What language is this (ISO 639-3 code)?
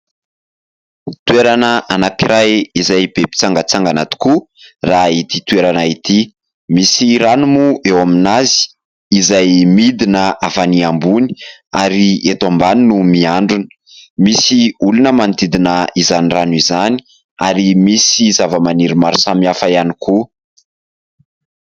mlg